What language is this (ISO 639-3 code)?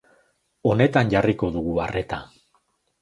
eus